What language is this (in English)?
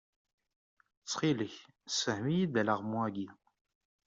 Kabyle